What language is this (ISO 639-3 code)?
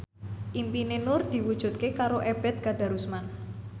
jav